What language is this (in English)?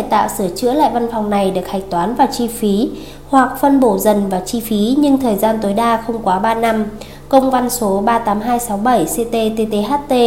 Vietnamese